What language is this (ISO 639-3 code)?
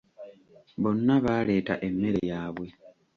lug